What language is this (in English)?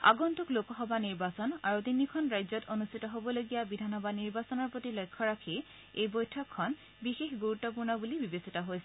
Assamese